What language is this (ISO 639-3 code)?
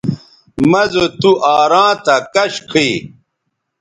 btv